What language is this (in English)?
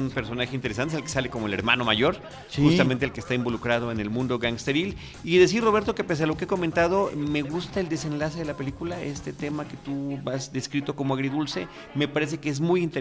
Spanish